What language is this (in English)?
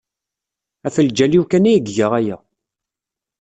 Kabyle